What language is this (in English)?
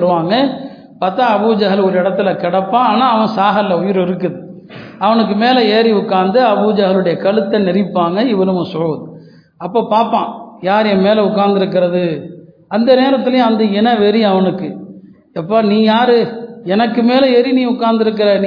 Tamil